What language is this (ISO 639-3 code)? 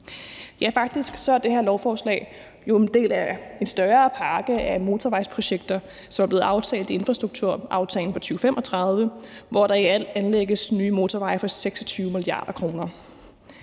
dan